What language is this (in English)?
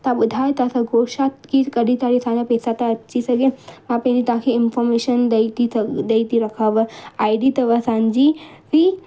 Sindhi